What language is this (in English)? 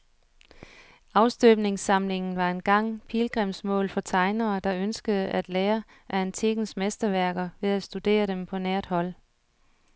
Danish